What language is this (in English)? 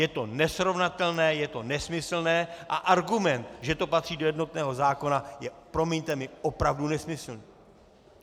Czech